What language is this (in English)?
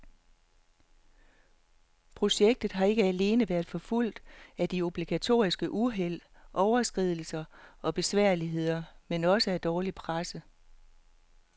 Danish